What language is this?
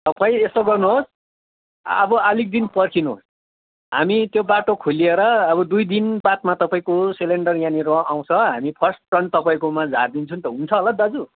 Nepali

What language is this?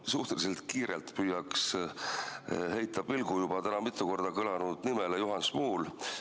Estonian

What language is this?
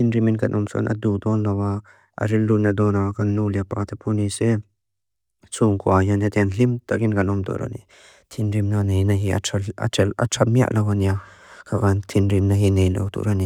Mizo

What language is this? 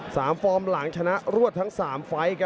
Thai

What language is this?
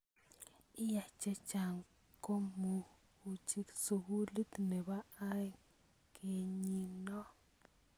Kalenjin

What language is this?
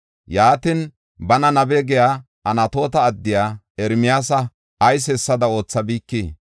Gofa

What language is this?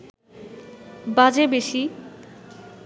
Bangla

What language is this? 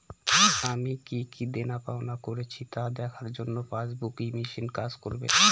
Bangla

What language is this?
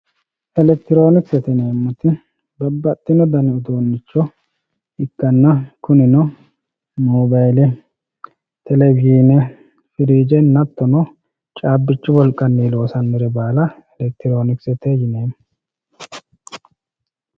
Sidamo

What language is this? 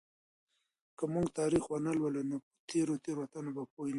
Pashto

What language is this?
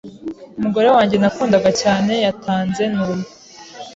Kinyarwanda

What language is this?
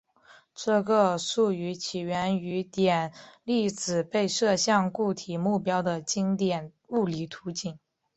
Chinese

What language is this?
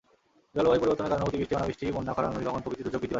Bangla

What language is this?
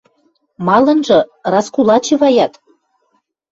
Western Mari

